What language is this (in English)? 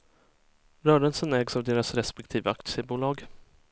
Swedish